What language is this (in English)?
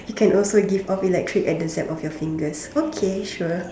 English